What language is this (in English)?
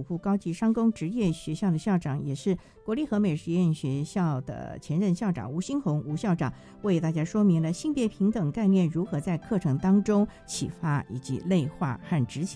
Chinese